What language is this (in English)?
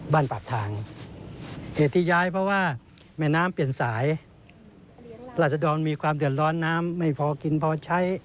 Thai